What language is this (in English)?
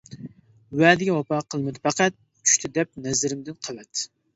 Uyghur